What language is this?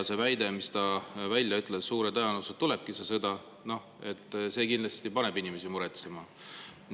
Estonian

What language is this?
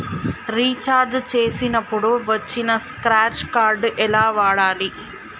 Telugu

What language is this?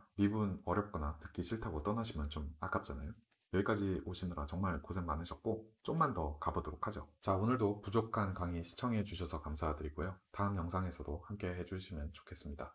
Korean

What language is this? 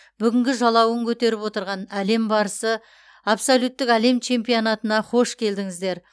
Kazakh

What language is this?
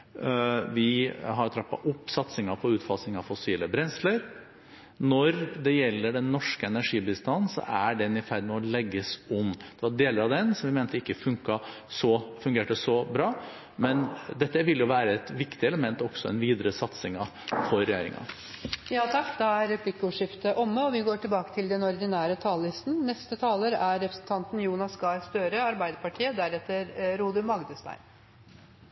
Norwegian Bokmål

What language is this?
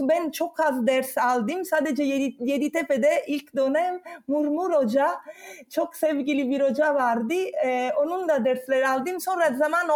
Turkish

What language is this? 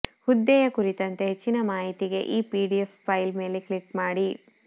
Kannada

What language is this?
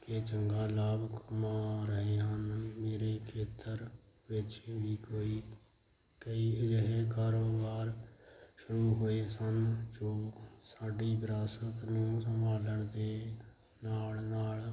Punjabi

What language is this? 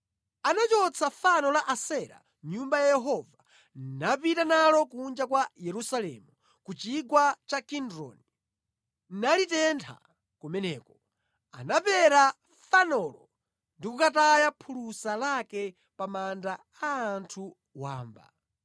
Nyanja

